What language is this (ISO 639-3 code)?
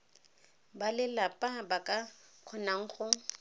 tsn